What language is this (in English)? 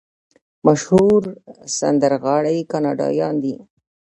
Pashto